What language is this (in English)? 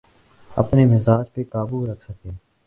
Urdu